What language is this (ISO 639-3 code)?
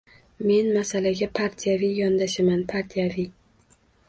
uzb